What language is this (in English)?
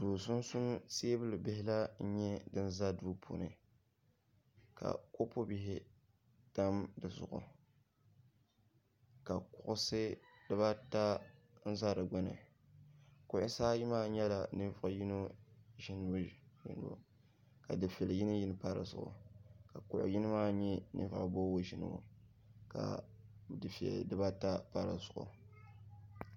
Dagbani